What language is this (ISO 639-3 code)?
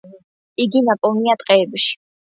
kat